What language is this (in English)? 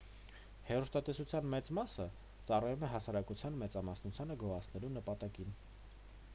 Armenian